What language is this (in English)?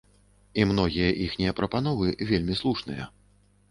Belarusian